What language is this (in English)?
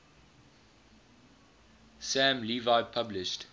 English